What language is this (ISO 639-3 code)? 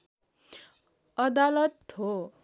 nep